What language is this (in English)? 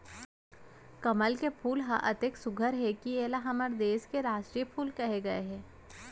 Chhattisgarhi